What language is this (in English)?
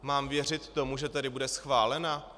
Czech